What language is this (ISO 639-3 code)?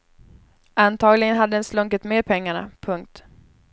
swe